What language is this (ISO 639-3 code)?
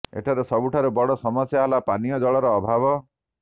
ori